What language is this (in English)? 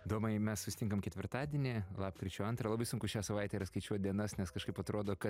Lithuanian